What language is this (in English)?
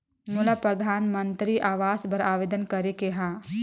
Chhattisgarhi